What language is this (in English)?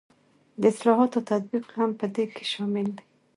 Pashto